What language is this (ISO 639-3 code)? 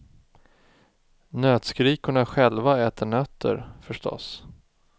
swe